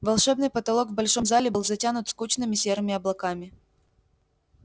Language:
Russian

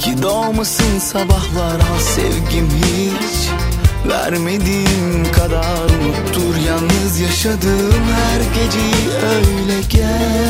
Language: Turkish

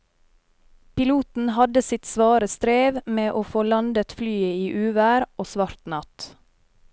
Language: Norwegian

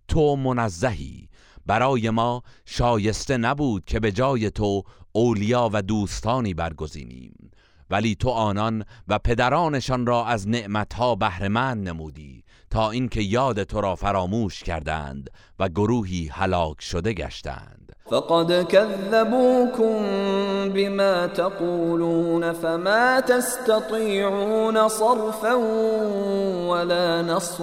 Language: Persian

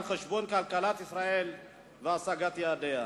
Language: Hebrew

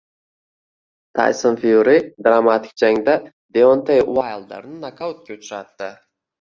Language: Uzbek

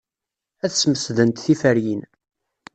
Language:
Kabyle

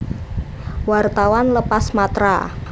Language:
Javanese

